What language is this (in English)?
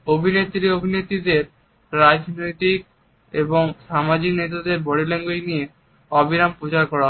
Bangla